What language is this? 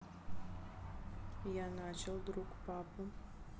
Russian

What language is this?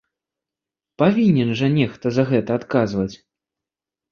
Belarusian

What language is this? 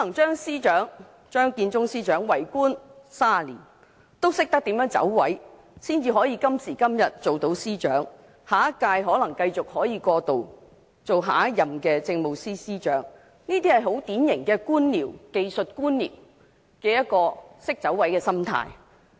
Cantonese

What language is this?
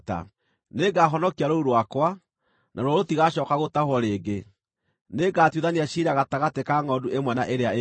Kikuyu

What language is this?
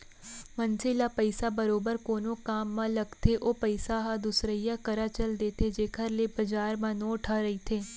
Chhattisgarhi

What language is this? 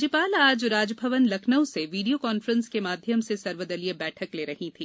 Hindi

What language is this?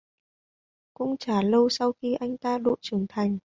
Vietnamese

